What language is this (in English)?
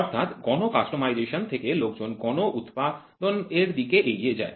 Bangla